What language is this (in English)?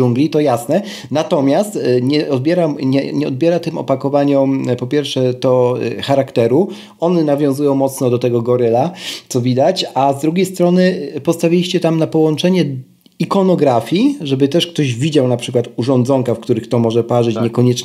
Polish